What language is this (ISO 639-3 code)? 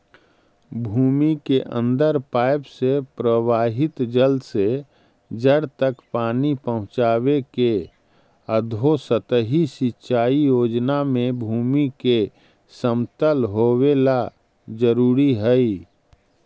mag